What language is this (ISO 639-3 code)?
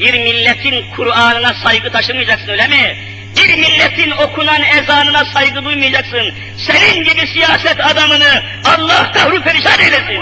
tur